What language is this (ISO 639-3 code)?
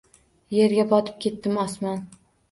uzb